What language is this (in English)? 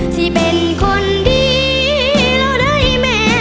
Thai